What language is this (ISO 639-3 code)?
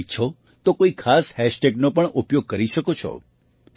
guj